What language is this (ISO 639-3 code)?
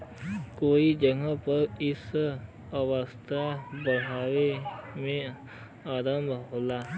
bho